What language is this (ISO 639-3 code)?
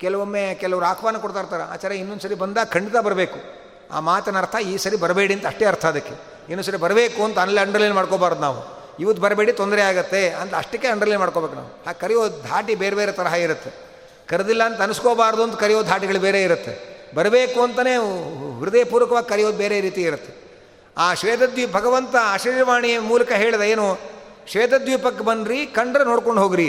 kan